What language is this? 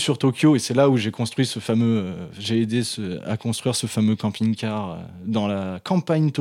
French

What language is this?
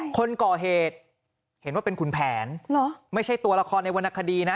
Thai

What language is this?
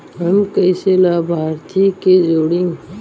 Bhojpuri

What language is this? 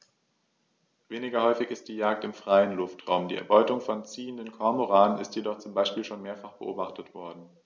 German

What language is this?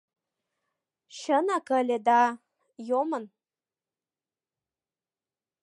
Mari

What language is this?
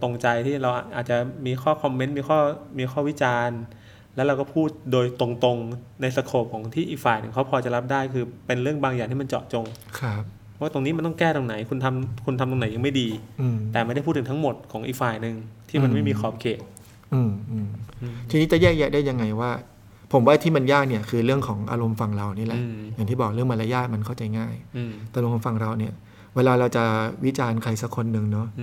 Thai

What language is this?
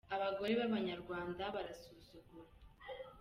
Kinyarwanda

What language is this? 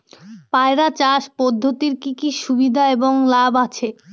Bangla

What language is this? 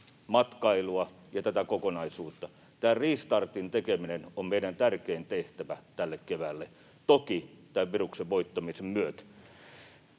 Finnish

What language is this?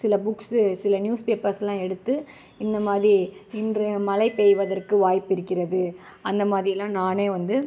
Tamil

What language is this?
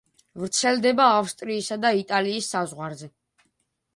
Georgian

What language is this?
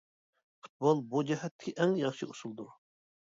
Uyghur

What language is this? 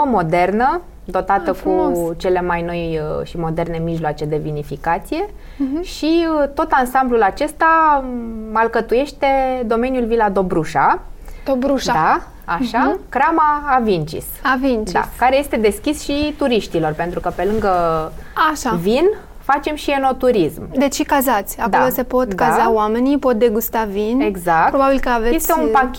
Romanian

